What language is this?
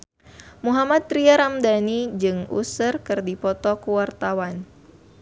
Sundanese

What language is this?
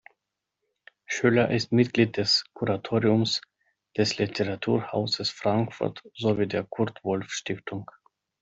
German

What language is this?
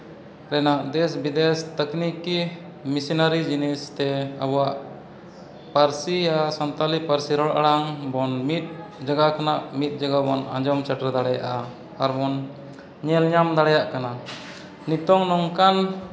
Santali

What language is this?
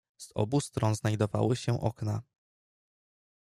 Polish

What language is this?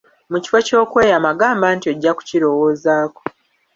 Ganda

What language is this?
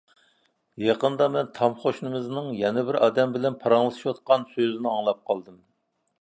Uyghur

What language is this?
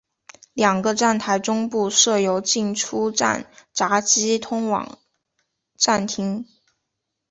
Chinese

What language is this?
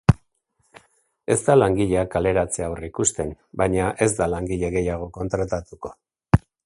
Basque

